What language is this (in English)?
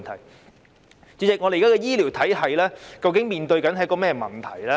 Cantonese